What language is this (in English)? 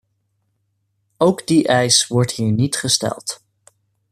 Dutch